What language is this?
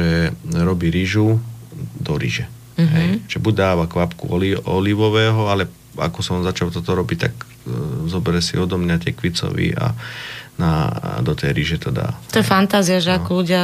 Slovak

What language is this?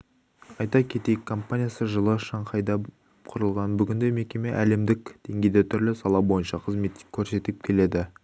Kazakh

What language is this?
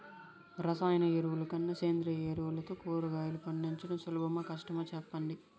Telugu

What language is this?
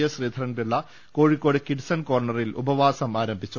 Malayalam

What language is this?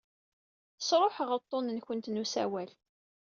Kabyle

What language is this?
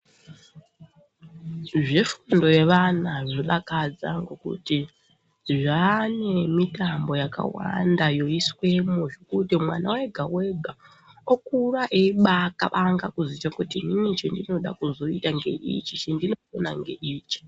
Ndau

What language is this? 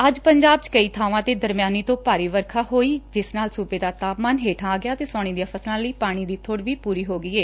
Punjabi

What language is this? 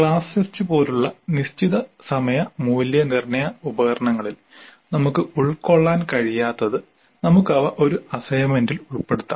Malayalam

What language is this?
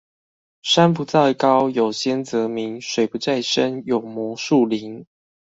Chinese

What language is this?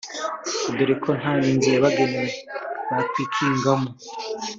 Kinyarwanda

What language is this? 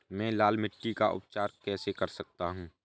Hindi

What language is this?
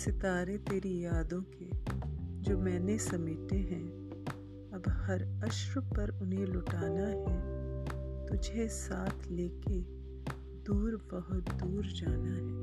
Hindi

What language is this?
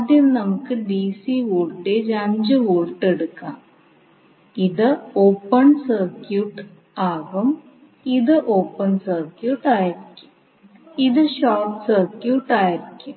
Malayalam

